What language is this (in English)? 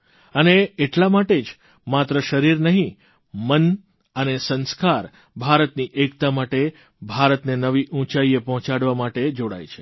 Gujarati